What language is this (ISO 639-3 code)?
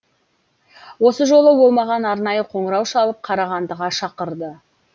kaz